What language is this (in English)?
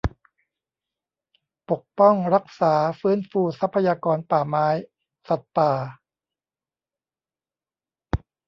Thai